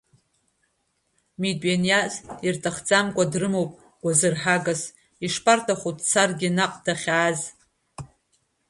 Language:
Abkhazian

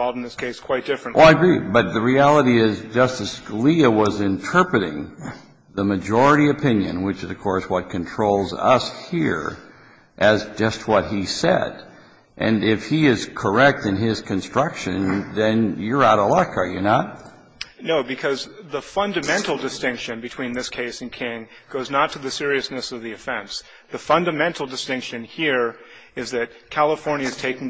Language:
English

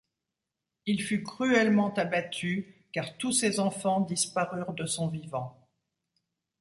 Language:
French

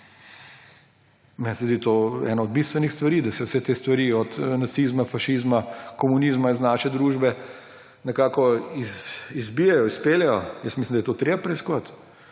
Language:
Slovenian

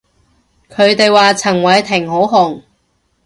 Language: Cantonese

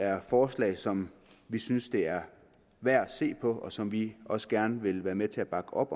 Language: Danish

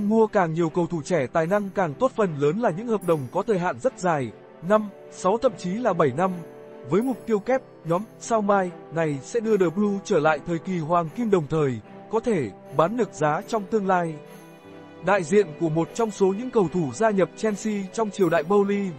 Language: Vietnamese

